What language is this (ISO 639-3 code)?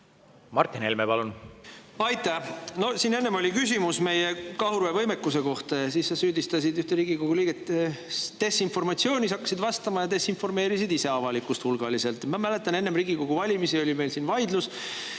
est